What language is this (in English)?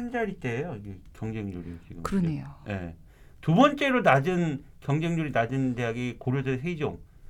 Korean